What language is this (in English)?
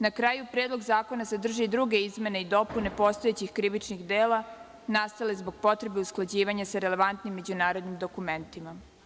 Serbian